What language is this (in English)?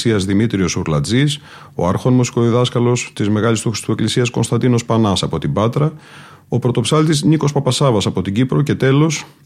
Greek